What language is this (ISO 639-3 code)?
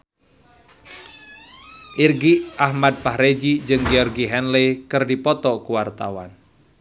sun